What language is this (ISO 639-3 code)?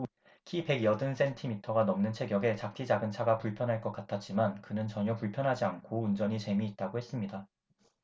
kor